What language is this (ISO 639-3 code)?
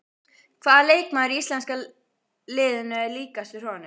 isl